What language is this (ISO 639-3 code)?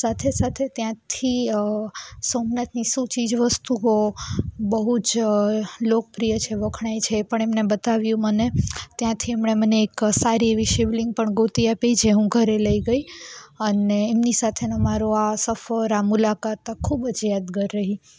guj